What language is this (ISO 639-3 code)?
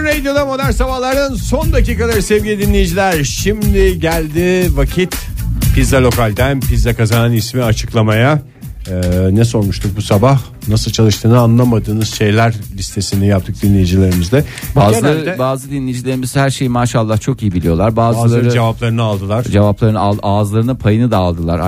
tur